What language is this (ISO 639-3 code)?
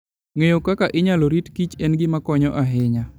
luo